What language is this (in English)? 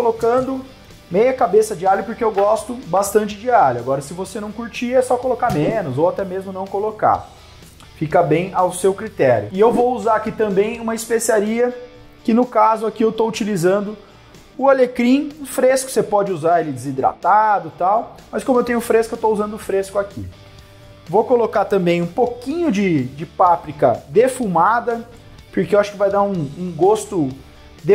Portuguese